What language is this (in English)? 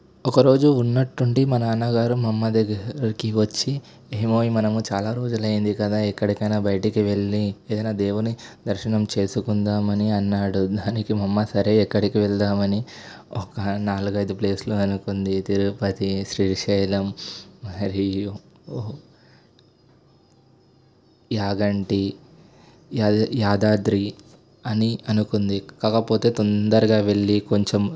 Telugu